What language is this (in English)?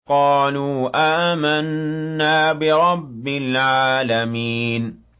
Arabic